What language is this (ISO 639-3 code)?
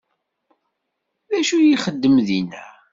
kab